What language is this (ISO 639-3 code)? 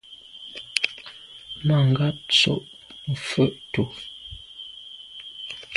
byv